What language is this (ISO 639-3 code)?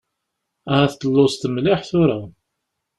kab